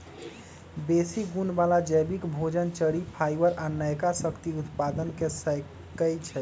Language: Magahi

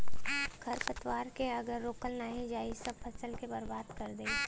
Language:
Bhojpuri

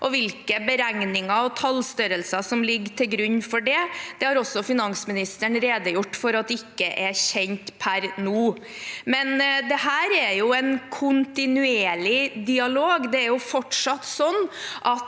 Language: Norwegian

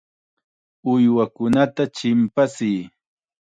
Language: Chiquián Ancash Quechua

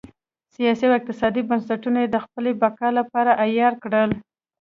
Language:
Pashto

